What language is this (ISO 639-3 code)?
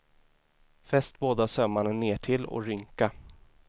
swe